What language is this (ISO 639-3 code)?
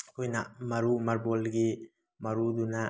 mni